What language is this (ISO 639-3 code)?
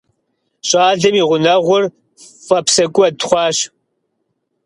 kbd